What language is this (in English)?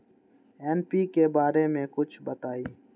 Magahi